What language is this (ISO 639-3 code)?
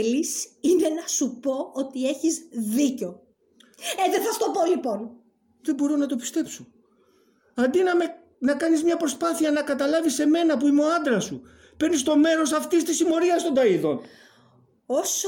ell